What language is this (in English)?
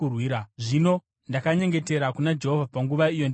Shona